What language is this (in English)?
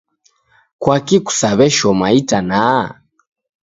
Taita